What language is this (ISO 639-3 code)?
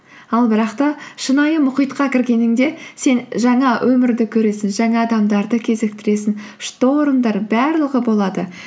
kaz